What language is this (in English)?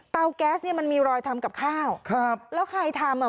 Thai